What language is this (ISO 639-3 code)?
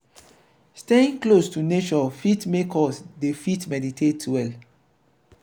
pcm